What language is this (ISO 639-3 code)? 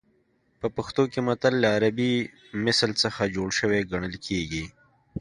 pus